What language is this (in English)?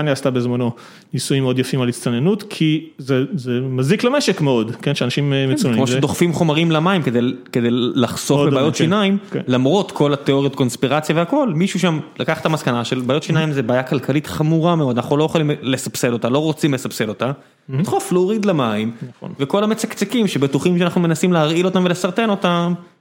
Hebrew